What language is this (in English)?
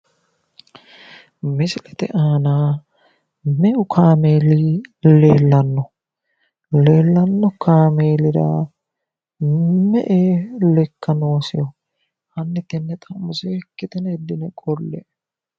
Sidamo